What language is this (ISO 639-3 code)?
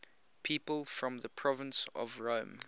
eng